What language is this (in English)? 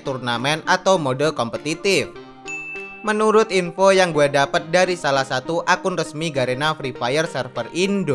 Indonesian